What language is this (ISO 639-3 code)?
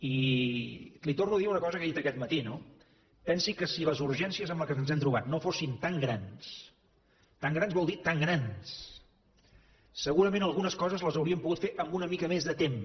cat